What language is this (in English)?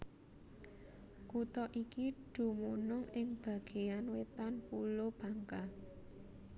Javanese